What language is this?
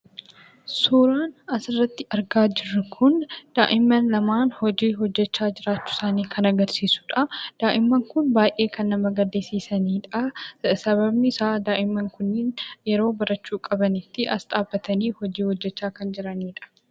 Oromo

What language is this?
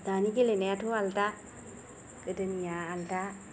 Bodo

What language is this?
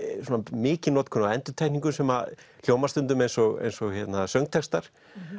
Icelandic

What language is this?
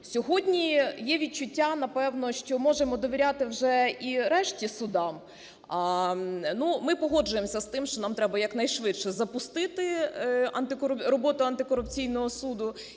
Ukrainian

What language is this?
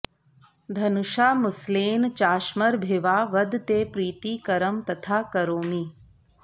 Sanskrit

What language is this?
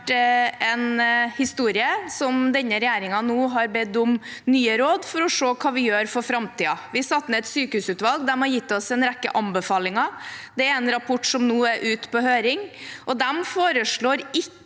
Norwegian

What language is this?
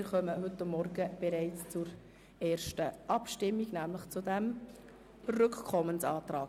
Swiss German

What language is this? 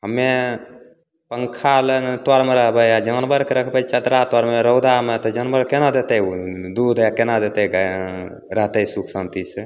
Maithili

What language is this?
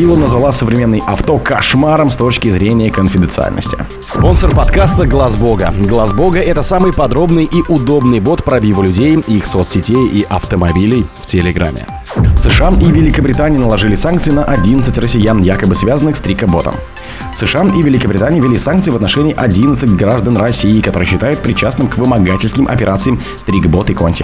Russian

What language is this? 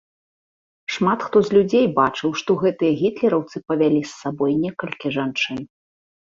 Belarusian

